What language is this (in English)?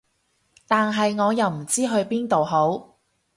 Cantonese